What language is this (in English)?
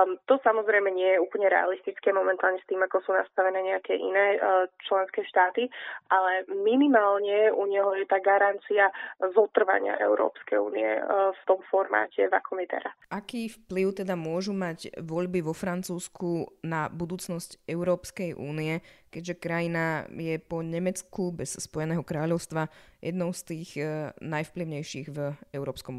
Slovak